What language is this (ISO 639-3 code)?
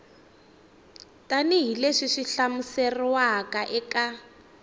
tso